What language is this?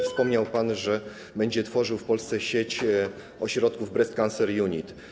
Polish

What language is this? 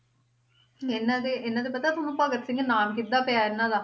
Punjabi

